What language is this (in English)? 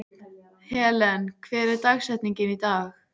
Icelandic